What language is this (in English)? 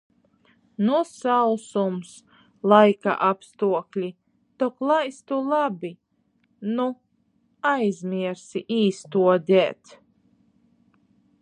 Latgalian